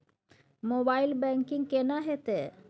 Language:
Maithili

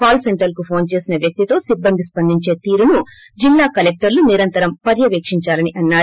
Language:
Telugu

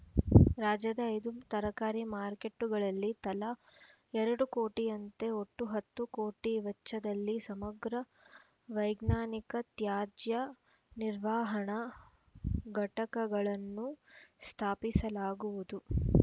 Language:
Kannada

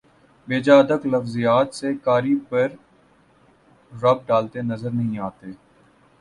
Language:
Urdu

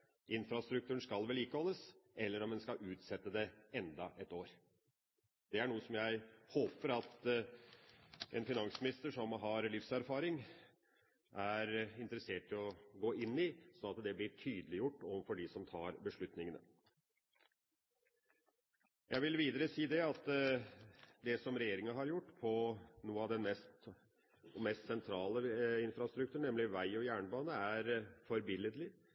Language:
Norwegian Bokmål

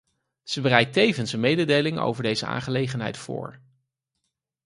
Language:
Dutch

